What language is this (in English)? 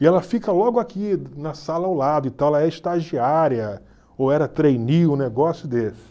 Portuguese